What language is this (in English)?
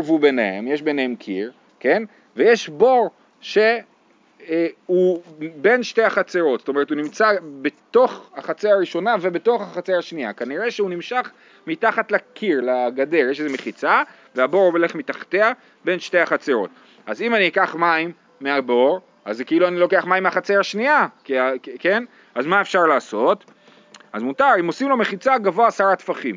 Hebrew